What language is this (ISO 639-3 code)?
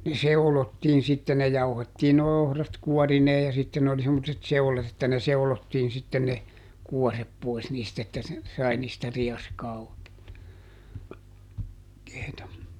fin